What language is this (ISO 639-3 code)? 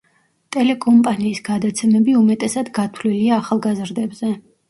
kat